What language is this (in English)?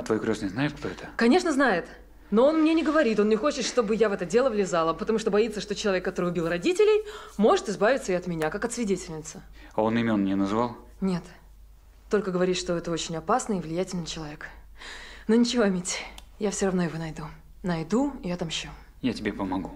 Russian